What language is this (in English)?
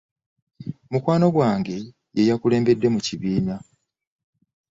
Ganda